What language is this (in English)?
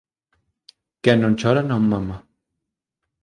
Galician